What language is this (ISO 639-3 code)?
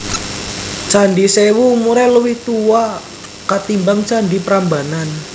jav